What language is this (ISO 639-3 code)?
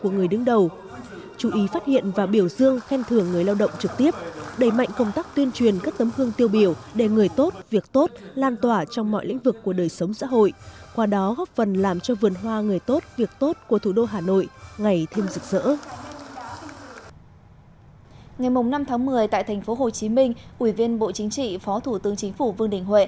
vie